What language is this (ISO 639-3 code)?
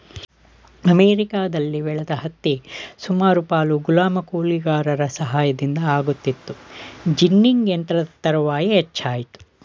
kan